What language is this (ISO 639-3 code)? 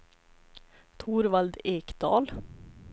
swe